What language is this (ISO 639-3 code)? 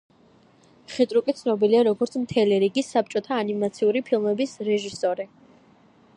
kat